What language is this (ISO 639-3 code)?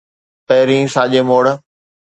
snd